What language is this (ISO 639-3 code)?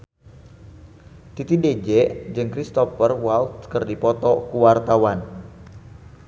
sun